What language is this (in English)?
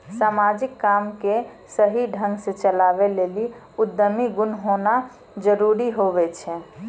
Maithili